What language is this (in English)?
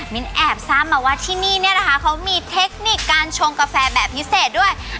Thai